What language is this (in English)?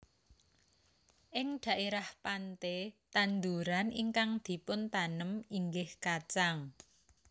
Javanese